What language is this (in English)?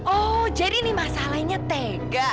Indonesian